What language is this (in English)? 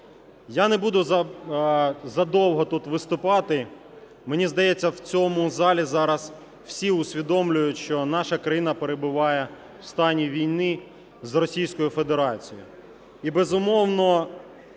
Ukrainian